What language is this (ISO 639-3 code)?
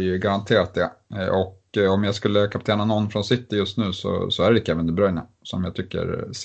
swe